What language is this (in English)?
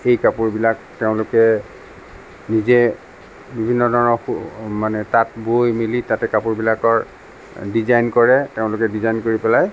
Assamese